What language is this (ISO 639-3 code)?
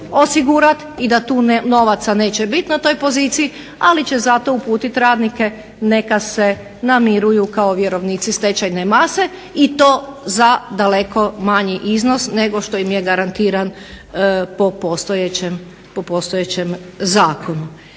hrv